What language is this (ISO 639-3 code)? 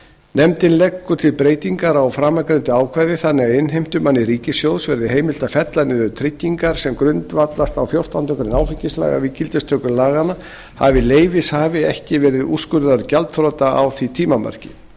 isl